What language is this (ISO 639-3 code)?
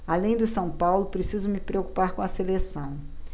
por